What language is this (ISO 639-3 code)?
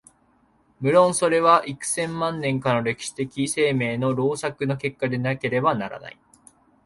jpn